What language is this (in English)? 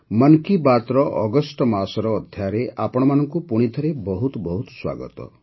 Odia